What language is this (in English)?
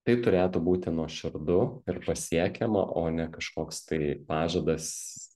Lithuanian